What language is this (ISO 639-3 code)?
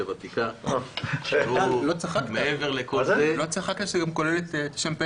heb